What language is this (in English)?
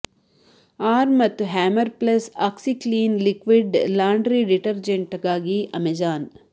Kannada